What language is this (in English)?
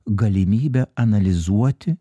Lithuanian